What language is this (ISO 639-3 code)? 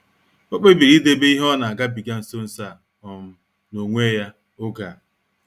ibo